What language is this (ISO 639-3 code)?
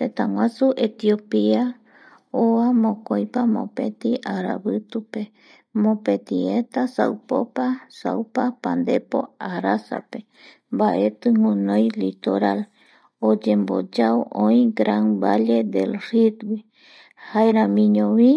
gui